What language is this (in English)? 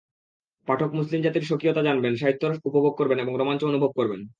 Bangla